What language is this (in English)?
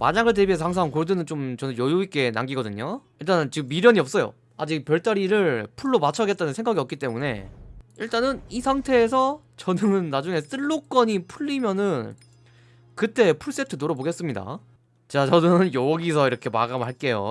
Korean